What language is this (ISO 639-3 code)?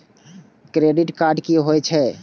mai